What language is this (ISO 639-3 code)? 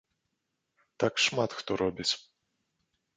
bel